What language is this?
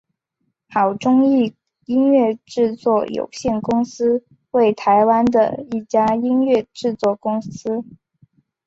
Chinese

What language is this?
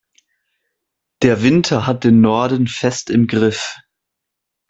German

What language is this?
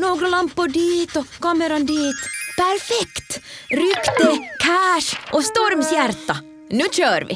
Swedish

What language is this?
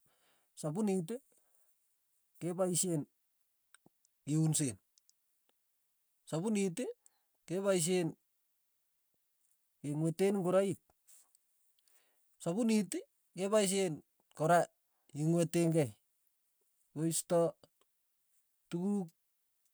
Tugen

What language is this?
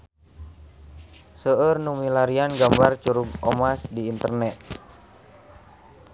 Sundanese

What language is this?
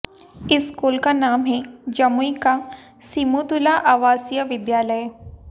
Hindi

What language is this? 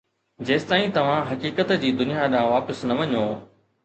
Sindhi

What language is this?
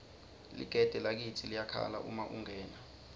Swati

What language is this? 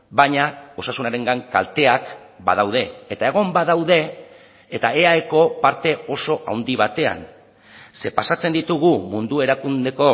Basque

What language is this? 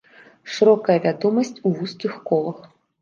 Belarusian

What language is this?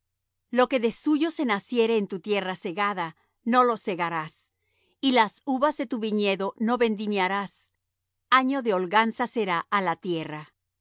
Spanish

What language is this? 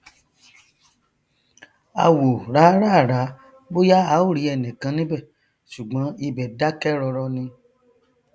Yoruba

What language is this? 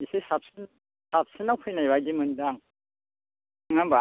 Bodo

